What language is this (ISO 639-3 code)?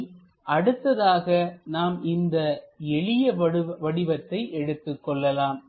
tam